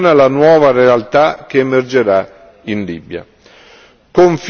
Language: Italian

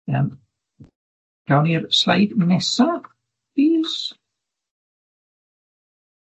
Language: Welsh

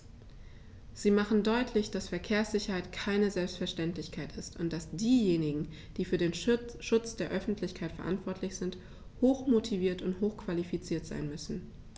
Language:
German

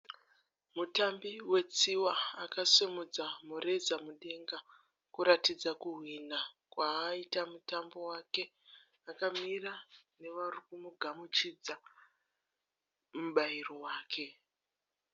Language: Shona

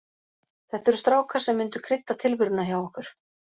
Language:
Icelandic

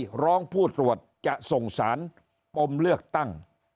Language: Thai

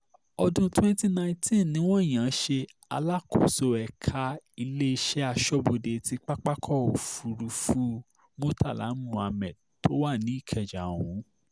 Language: Yoruba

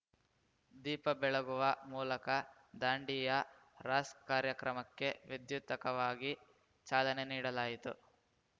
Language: Kannada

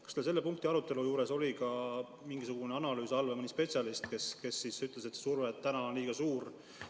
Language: Estonian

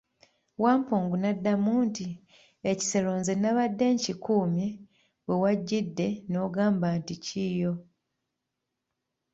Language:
Ganda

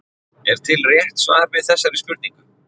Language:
Icelandic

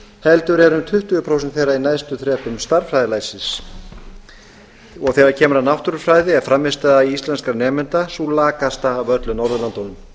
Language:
Icelandic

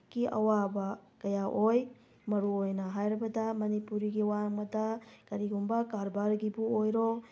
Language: Manipuri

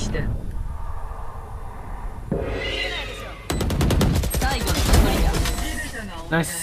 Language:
Japanese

